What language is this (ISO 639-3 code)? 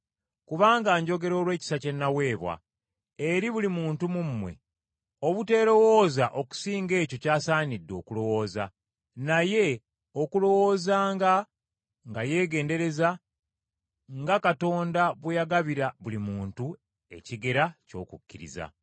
lug